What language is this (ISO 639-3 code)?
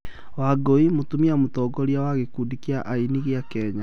kik